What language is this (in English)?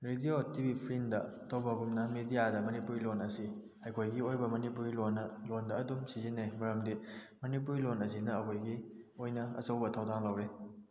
Manipuri